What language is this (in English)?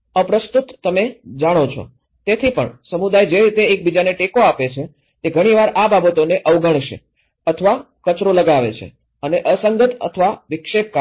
Gujarati